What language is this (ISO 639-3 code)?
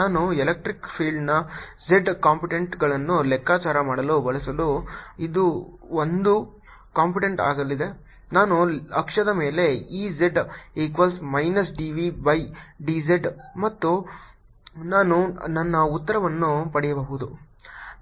kan